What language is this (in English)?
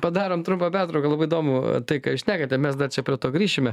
Lithuanian